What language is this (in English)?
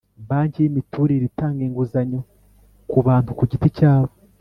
Kinyarwanda